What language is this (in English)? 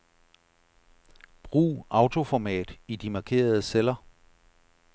Danish